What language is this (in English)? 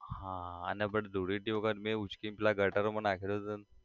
Gujarati